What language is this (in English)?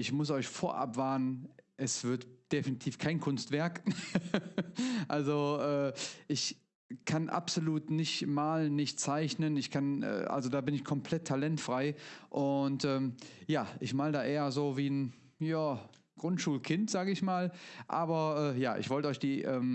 German